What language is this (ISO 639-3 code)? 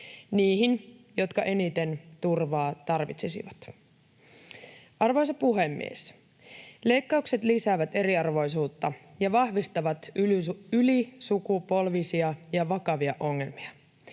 fin